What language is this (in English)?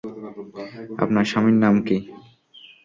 Bangla